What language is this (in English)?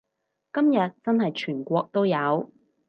Cantonese